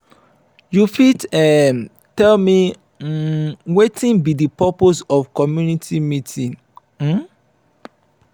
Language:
Nigerian Pidgin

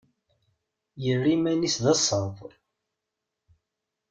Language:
Kabyle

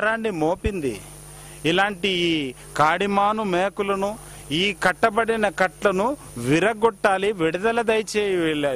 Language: Hindi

